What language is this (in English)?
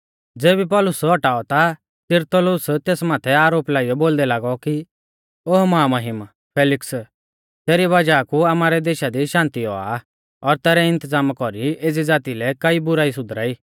Mahasu Pahari